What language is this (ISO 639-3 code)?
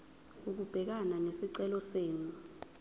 zul